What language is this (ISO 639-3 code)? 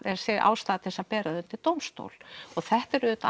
isl